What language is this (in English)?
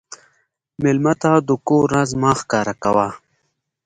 Pashto